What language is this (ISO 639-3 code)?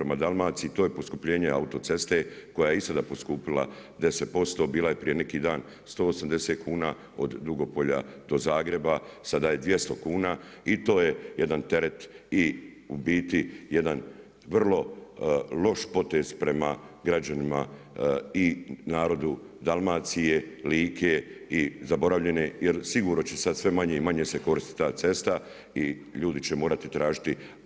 hrv